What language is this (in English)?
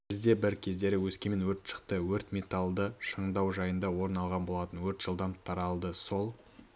Kazakh